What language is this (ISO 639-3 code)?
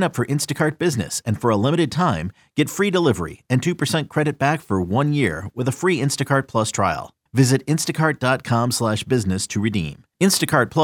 ita